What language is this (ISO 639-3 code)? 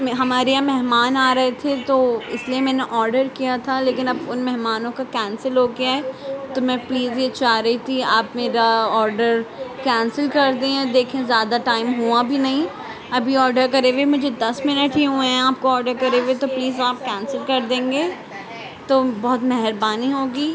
urd